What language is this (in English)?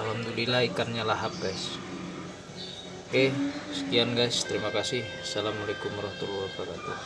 Indonesian